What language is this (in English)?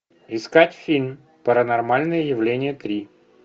Russian